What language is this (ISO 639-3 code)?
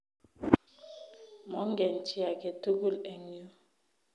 kln